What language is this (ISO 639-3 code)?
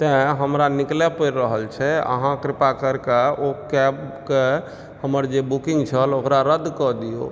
mai